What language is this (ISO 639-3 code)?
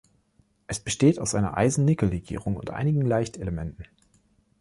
deu